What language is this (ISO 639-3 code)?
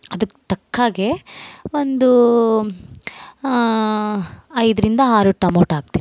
kan